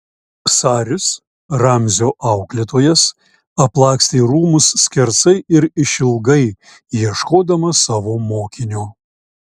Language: Lithuanian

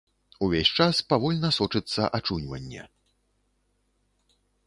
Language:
Belarusian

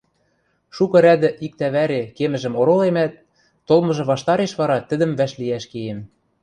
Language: Western Mari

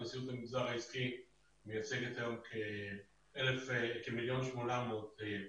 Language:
Hebrew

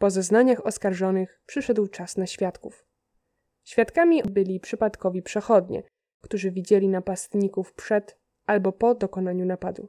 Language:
Polish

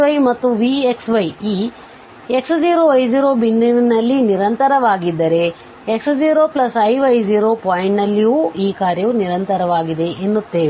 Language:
Kannada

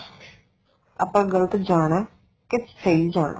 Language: Punjabi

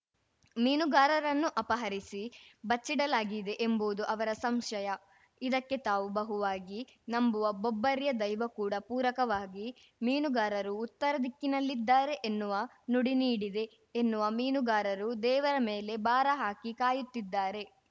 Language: Kannada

